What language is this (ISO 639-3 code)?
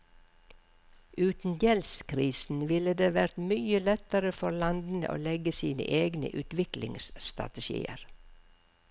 nor